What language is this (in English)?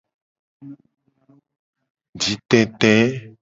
Gen